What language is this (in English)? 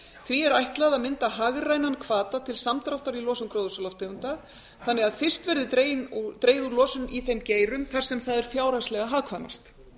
Icelandic